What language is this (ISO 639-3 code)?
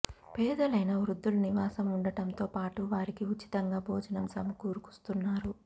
tel